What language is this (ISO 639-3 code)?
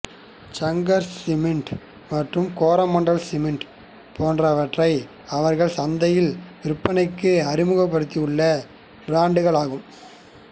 tam